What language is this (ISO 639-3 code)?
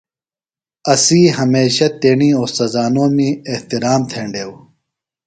phl